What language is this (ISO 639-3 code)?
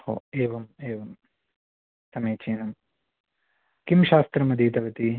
san